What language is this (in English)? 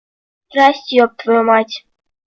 Russian